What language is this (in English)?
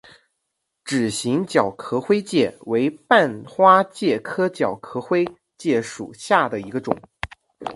Chinese